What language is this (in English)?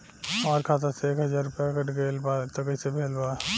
Bhojpuri